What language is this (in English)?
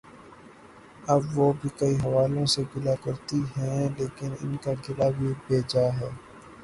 Urdu